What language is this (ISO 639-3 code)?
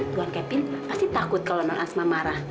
ind